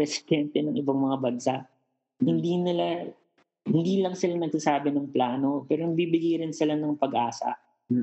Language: Filipino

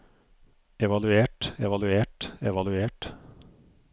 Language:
Norwegian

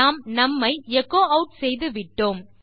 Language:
Tamil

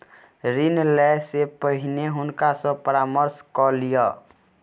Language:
Maithili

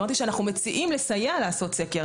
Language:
Hebrew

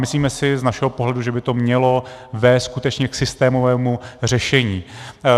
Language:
Czech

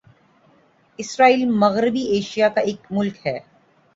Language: Urdu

